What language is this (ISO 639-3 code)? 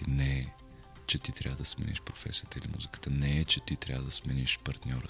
bul